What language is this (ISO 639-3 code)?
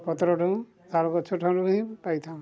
ori